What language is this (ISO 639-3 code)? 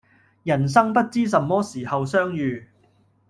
yue